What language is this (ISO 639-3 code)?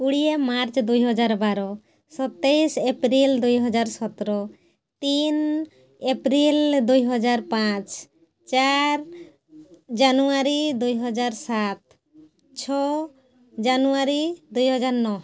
ori